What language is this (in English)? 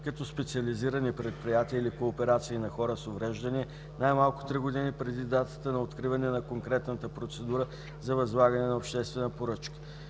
Bulgarian